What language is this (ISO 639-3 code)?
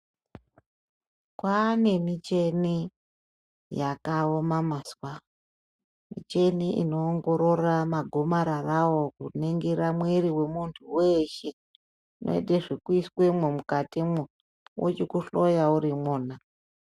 ndc